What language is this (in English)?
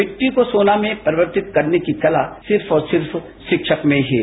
Hindi